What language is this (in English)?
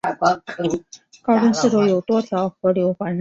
Chinese